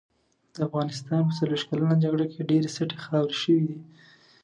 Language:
Pashto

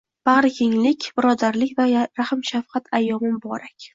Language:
Uzbek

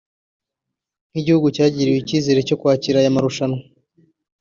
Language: Kinyarwanda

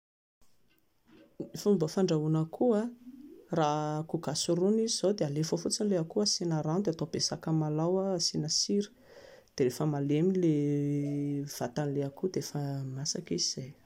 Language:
Malagasy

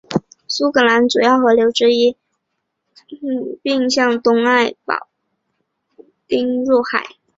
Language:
Chinese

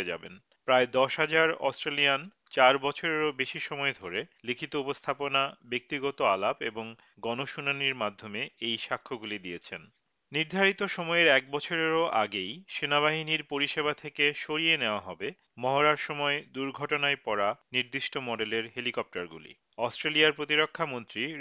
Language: Bangla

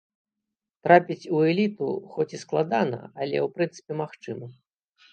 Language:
Belarusian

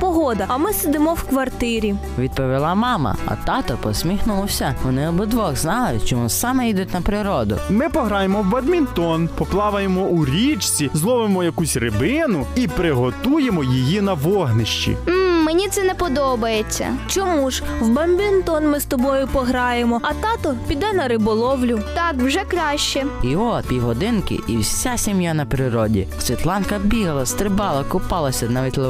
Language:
Ukrainian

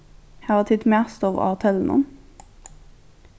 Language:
Faroese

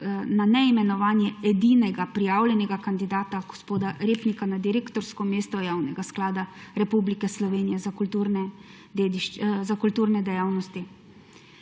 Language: Slovenian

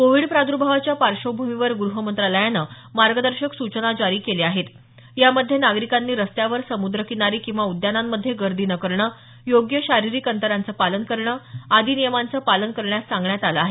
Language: Marathi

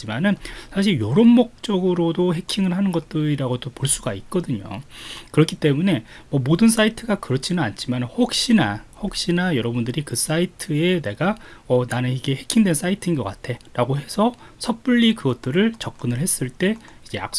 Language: Korean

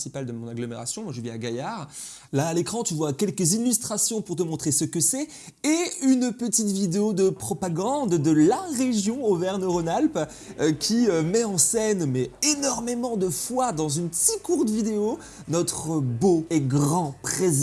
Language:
French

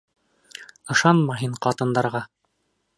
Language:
Bashkir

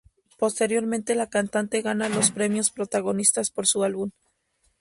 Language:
Spanish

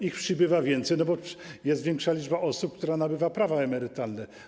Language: Polish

